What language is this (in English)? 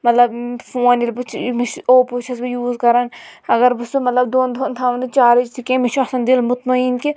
Kashmiri